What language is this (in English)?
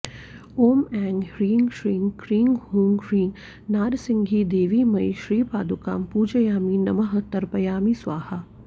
Sanskrit